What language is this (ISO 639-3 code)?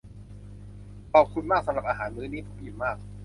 tha